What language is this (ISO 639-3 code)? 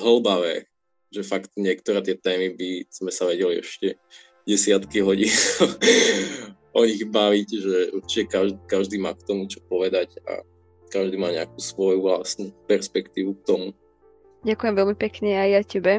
slk